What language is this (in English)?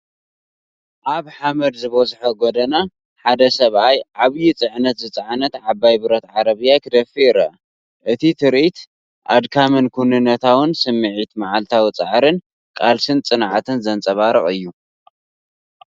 Tigrinya